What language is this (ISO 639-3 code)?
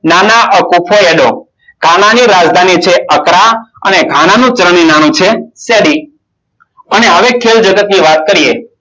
guj